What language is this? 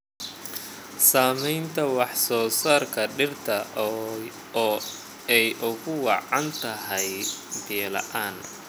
Somali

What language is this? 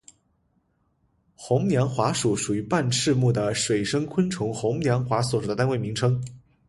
Chinese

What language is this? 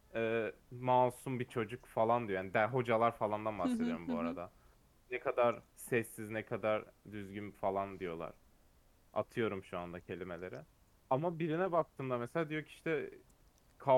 Turkish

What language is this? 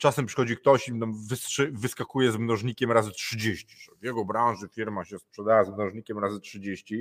Polish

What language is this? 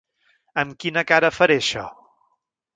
Catalan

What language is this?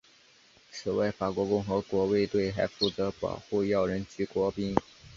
Chinese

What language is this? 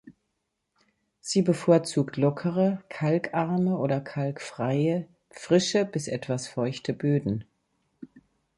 German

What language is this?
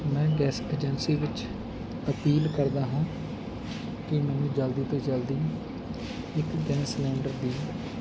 Punjabi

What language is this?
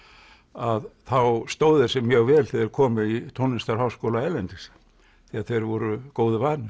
Icelandic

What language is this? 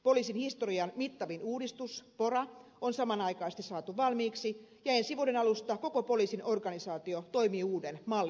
Finnish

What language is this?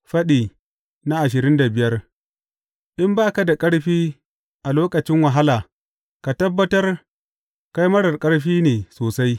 Hausa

